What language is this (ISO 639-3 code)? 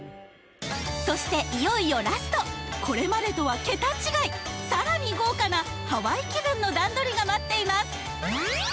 jpn